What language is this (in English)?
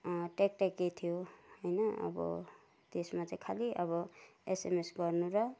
Nepali